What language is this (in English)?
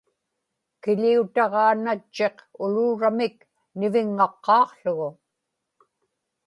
Inupiaq